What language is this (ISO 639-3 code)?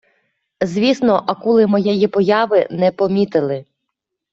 ukr